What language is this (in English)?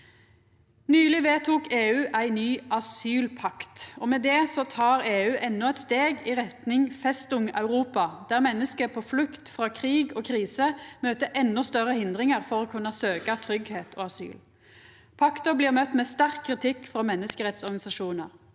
Norwegian